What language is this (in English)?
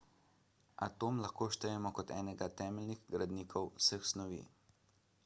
Slovenian